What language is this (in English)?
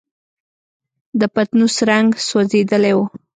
Pashto